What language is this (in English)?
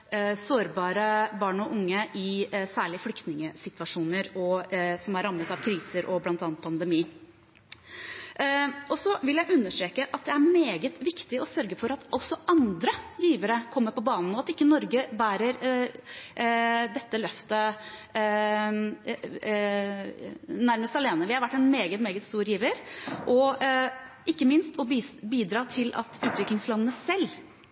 Norwegian Bokmål